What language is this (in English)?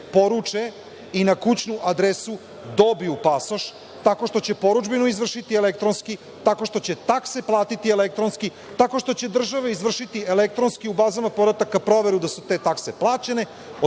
Serbian